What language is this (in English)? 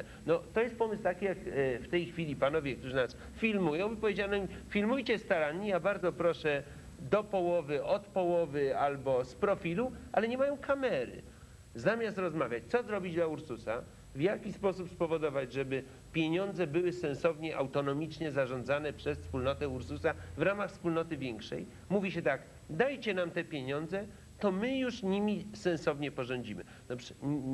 Polish